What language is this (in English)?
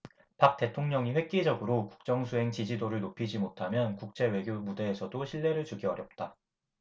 Korean